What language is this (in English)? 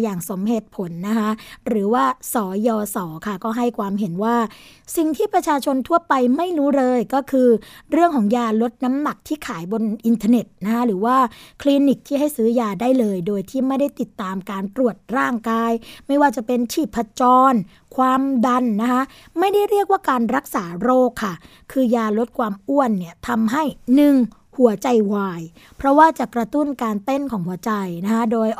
Thai